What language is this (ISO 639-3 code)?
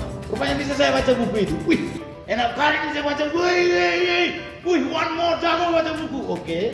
ind